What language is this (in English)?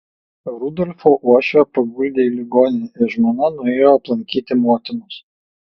Lithuanian